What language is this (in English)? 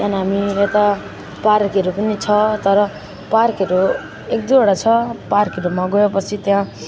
Nepali